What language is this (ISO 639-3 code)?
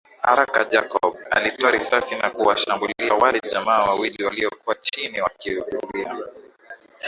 swa